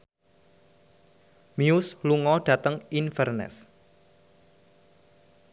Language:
Javanese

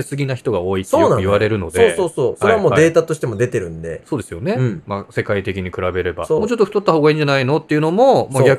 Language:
Japanese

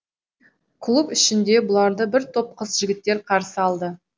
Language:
Kazakh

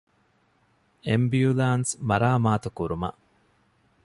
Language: Divehi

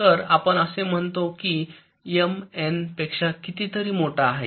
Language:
Marathi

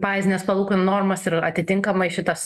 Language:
Lithuanian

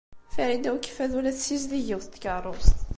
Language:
Kabyle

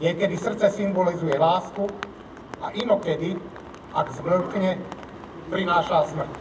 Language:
Slovak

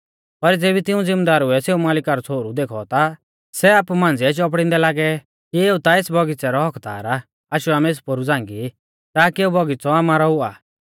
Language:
Mahasu Pahari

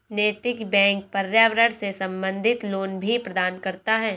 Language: Hindi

